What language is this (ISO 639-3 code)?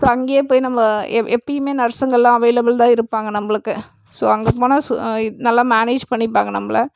tam